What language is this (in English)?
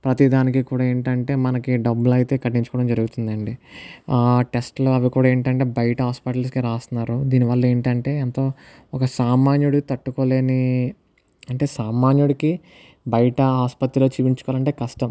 Telugu